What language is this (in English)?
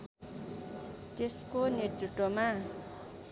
Nepali